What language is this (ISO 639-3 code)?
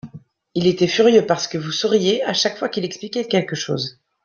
fra